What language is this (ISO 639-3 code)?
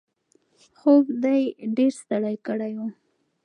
pus